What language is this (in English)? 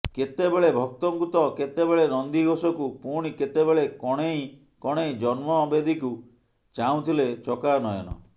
Odia